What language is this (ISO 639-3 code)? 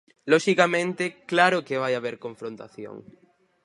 glg